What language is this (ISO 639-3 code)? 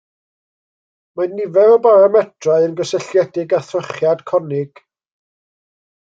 cym